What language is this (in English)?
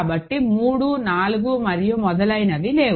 Telugu